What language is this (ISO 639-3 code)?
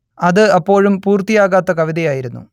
mal